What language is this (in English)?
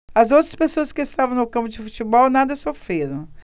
Portuguese